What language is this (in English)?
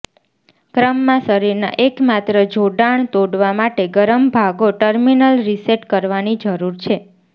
Gujarati